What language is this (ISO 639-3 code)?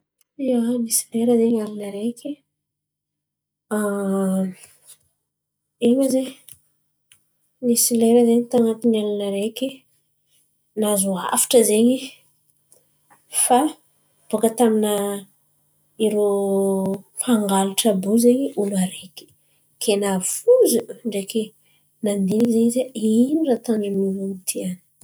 xmv